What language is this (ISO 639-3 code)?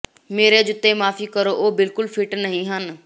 pan